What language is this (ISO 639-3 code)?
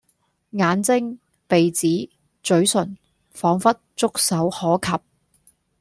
yue